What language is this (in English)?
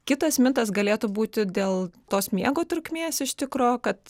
Lithuanian